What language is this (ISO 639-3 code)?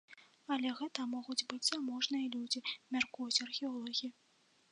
bel